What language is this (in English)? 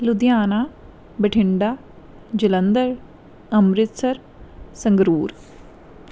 Punjabi